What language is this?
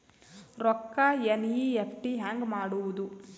Kannada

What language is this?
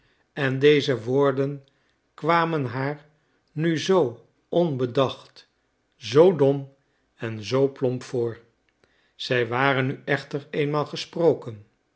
Dutch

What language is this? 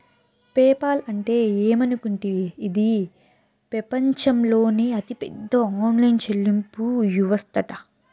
Telugu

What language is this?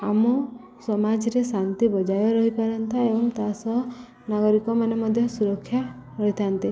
Odia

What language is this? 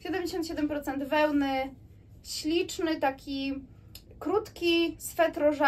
Polish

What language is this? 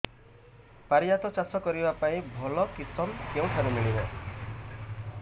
Odia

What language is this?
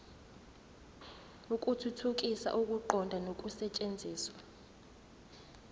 Zulu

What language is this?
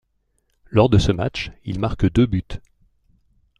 French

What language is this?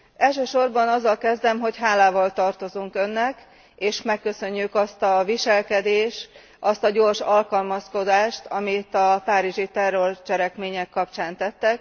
Hungarian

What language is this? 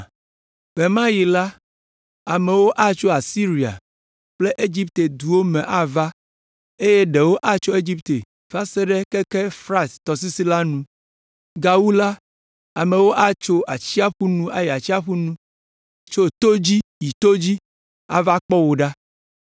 Ewe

